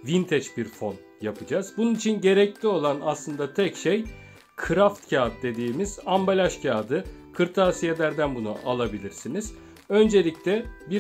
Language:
Turkish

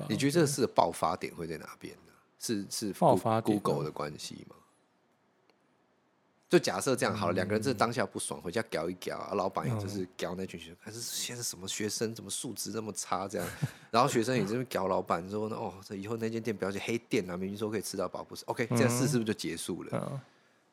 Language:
Chinese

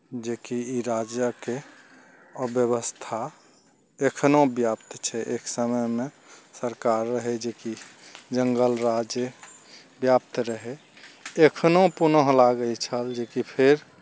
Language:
Maithili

